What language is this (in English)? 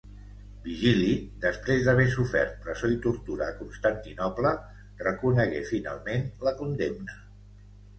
Catalan